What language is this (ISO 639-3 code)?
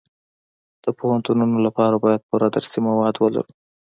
pus